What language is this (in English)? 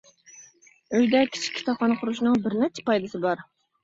Uyghur